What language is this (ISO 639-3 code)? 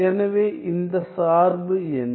tam